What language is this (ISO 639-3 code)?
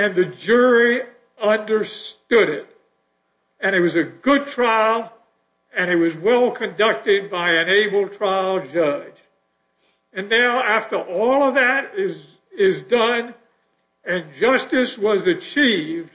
eng